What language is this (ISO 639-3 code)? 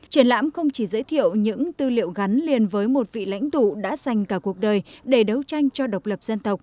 vie